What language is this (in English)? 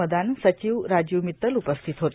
Marathi